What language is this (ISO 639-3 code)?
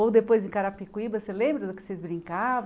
por